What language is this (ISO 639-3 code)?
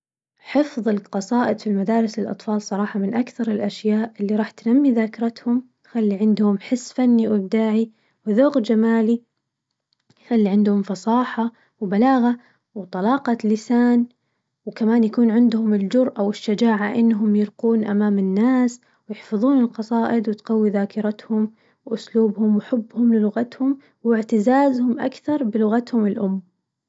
ars